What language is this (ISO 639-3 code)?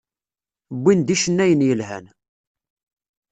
kab